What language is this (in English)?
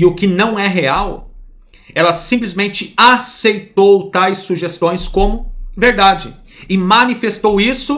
Portuguese